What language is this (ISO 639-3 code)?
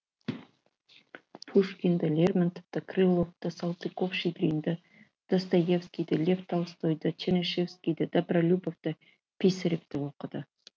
kaz